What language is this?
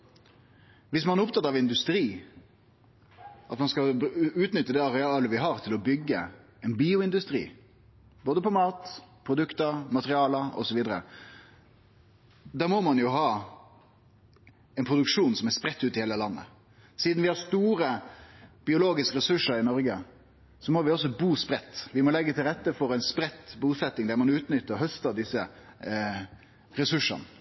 Norwegian Nynorsk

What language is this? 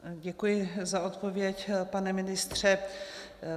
Czech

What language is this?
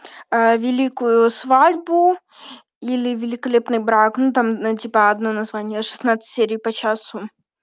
Russian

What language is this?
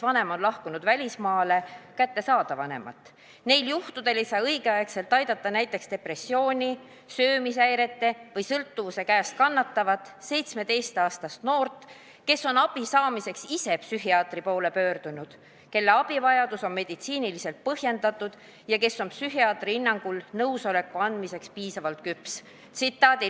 Estonian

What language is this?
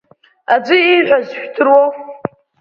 Abkhazian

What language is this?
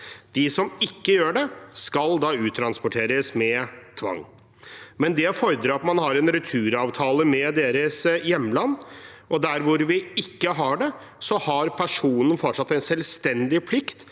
Norwegian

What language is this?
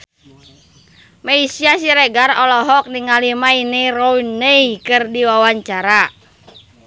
Sundanese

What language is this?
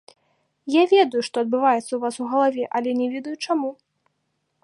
Belarusian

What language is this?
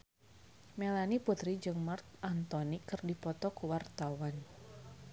Sundanese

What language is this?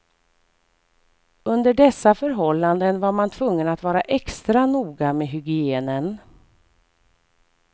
Swedish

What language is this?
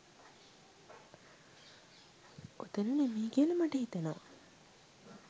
Sinhala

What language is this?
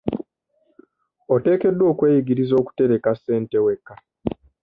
Ganda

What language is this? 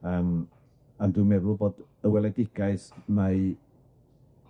Welsh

